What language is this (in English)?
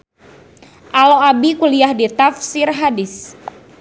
Sundanese